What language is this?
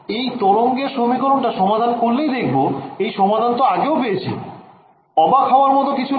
Bangla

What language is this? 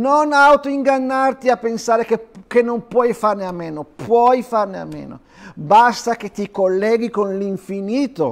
Italian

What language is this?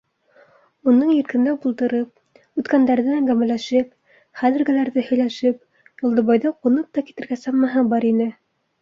Bashkir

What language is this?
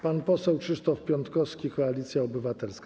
Polish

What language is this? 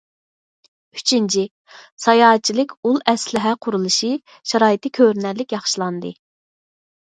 Uyghur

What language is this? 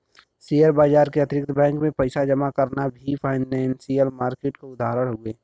Bhojpuri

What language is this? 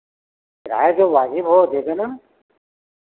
Hindi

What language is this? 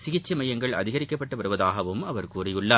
Tamil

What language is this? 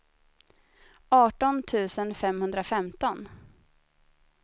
Swedish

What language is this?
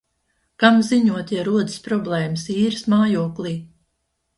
Latvian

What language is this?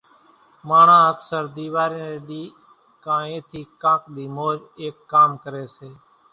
Kachi Koli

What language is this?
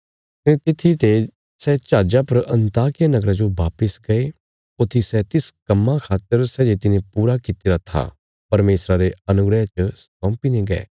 Bilaspuri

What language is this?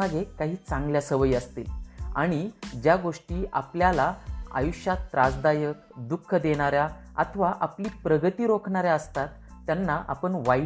Marathi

